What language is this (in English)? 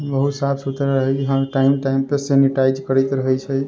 Maithili